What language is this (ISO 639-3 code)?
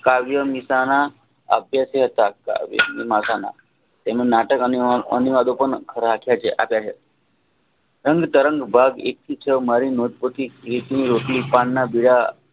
guj